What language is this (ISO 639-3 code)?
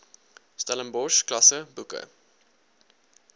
afr